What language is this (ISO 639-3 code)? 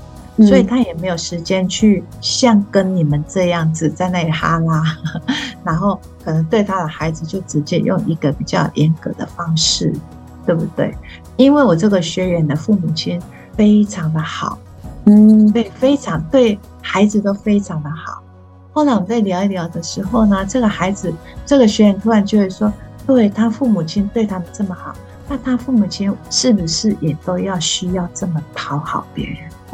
zho